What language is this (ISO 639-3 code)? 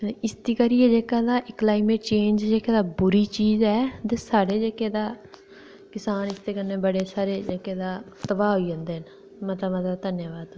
doi